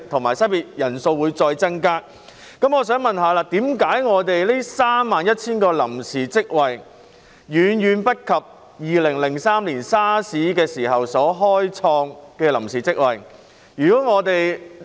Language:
Cantonese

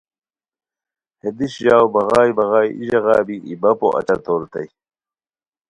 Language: Khowar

